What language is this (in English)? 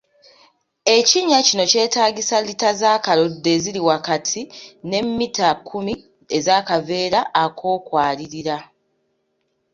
Ganda